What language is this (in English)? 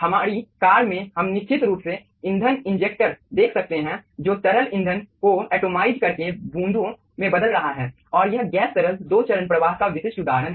Hindi